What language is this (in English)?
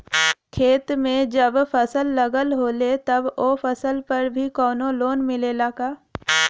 Bhojpuri